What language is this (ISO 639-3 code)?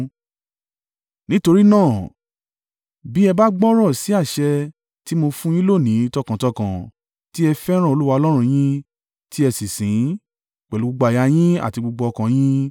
yor